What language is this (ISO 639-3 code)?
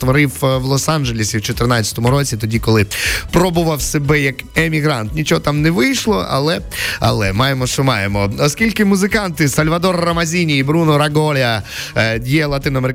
ukr